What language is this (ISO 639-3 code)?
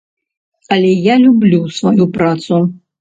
bel